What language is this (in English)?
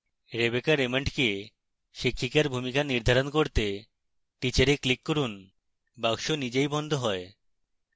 Bangla